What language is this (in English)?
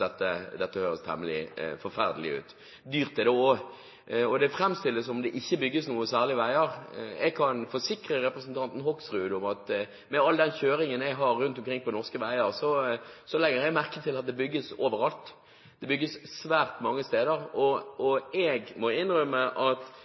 Norwegian Bokmål